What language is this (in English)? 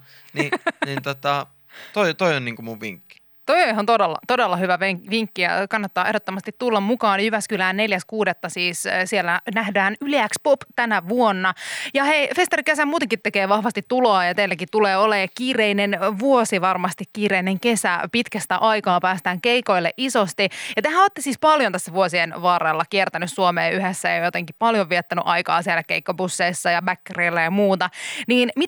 Finnish